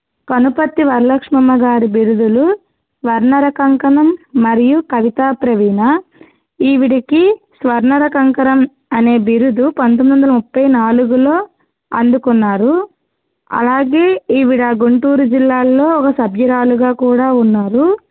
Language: Telugu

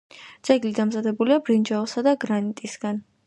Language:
Georgian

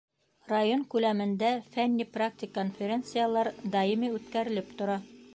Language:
Bashkir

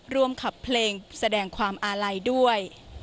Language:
Thai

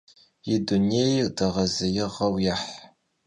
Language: Kabardian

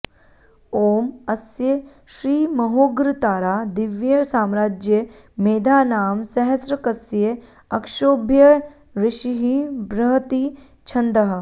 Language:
Sanskrit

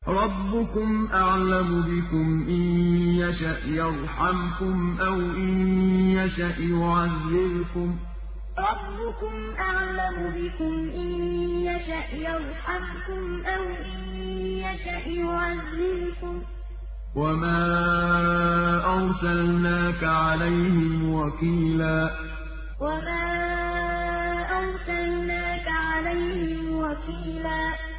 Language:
Arabic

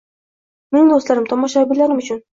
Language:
Uzbek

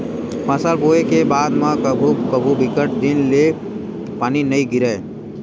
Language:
Chhattisgarhi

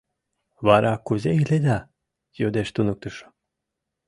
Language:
Mari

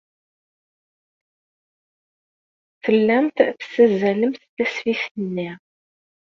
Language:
Kabyle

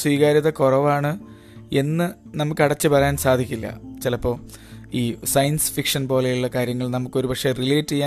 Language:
Malayalam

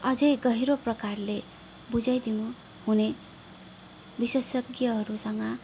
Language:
Nepali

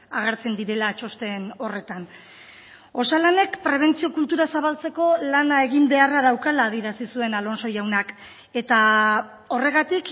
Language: Basque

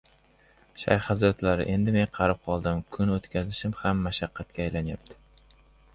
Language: Uzbek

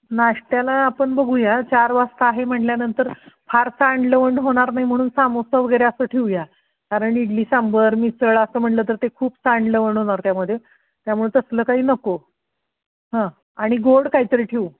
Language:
Marathi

